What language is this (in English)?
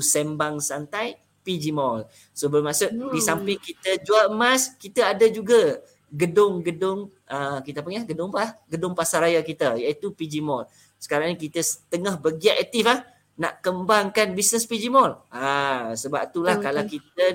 Malay